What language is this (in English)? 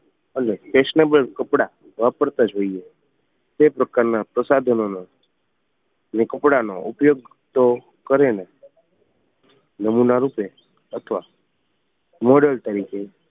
Gujarati